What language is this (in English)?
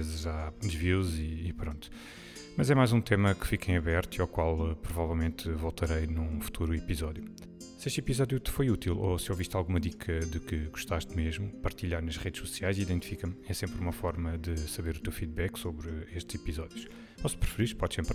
Portuguese